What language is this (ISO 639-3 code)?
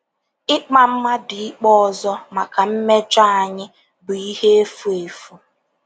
ibo